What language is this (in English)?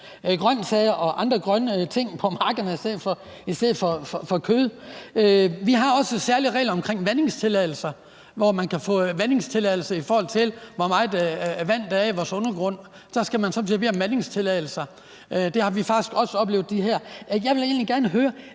Danish